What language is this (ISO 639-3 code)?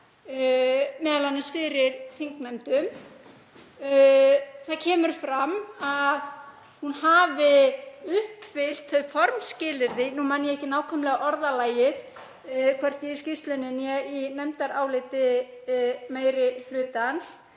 isl